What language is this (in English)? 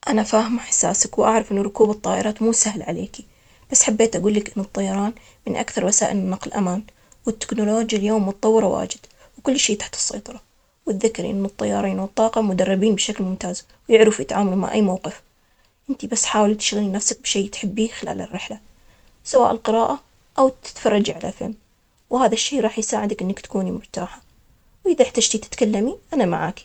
Omani Arabic